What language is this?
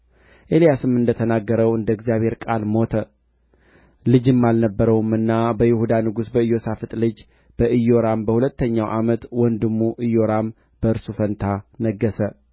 Amharic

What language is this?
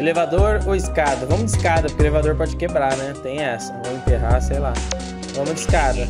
Portuguese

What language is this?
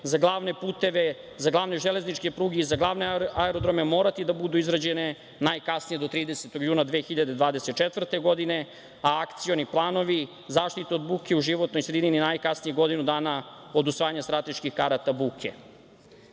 Serbian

